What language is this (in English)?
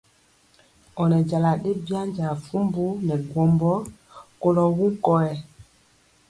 Mpiemo